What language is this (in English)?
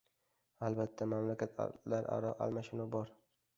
Uzbek